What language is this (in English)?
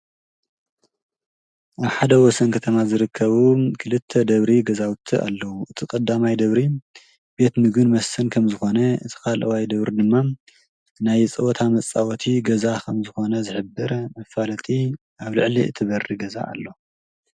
Tigrinya